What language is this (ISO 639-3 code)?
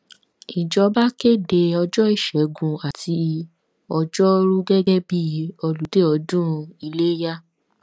yor